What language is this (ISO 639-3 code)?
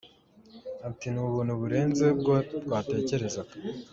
kin